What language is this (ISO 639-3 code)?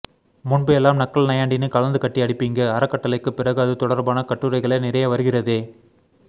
tam